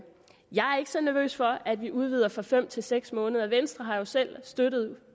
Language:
Danish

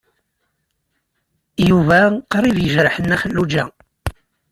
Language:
Kabyle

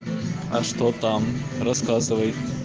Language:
Russian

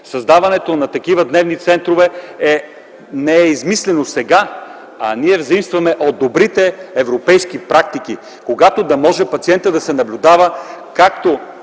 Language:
Bulgarian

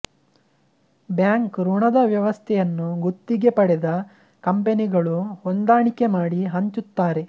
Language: Kannada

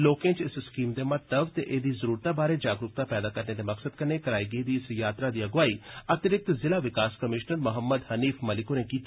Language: Dogri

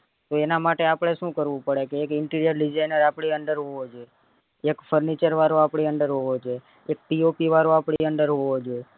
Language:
Gujarati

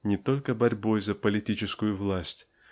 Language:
Russian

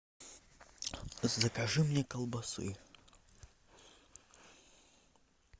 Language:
Russian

